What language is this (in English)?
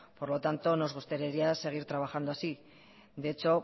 Spanish